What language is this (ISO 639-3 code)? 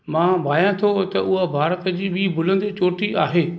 snd